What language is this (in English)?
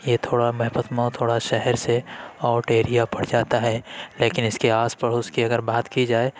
Urdu